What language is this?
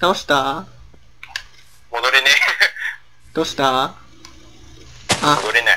Japanese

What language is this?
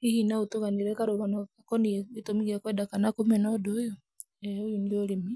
Kikuyu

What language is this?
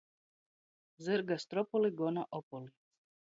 Latgalian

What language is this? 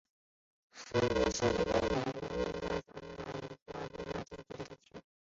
Chinese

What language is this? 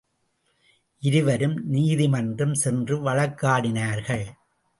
Tamil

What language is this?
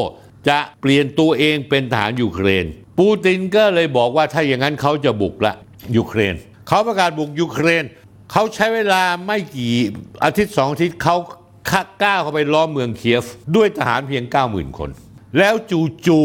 Thai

